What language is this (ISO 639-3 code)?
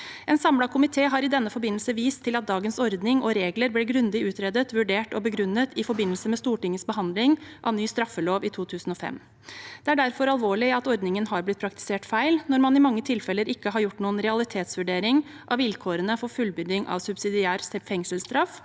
nor